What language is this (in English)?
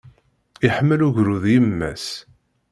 Kabyle